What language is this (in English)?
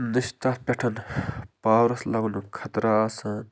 Kashmiri